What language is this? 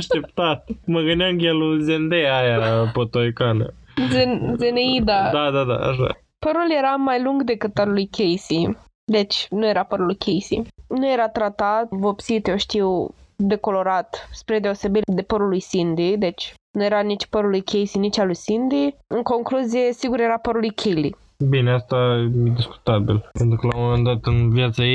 Romanian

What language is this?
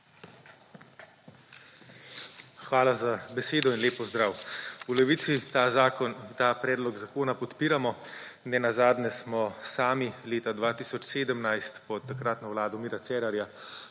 Slovenian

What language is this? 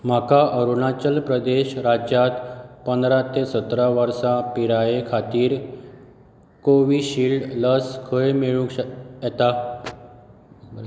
Konkani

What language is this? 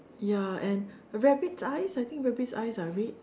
English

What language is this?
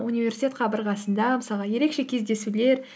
Kazakh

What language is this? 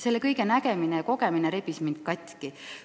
Estonian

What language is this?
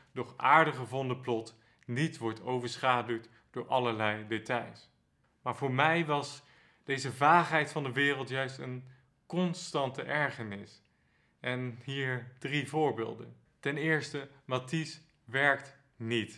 Dutch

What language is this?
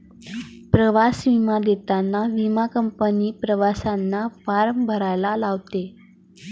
Marathi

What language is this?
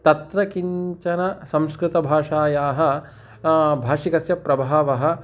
Sanskrit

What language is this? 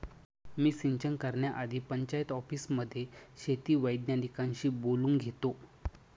Marathi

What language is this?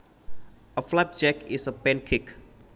Javanese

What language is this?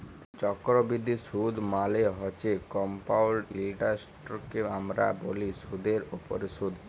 Bangla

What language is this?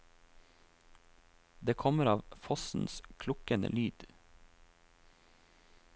Norwegian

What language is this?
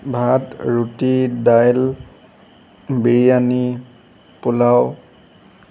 Assamese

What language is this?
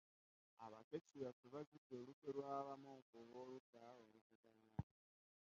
Ganda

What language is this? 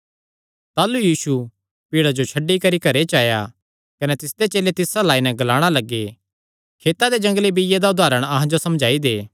Kangri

